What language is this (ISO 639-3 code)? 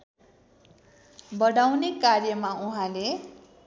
nep